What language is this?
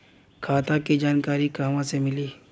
Bhojpuri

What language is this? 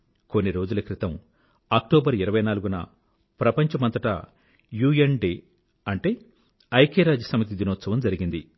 Telugu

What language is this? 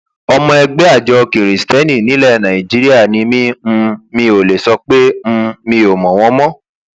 Yoruba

